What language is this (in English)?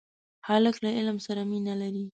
Pashto